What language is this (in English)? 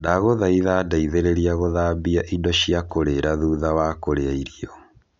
Kikuyu